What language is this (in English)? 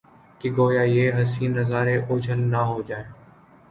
Urdu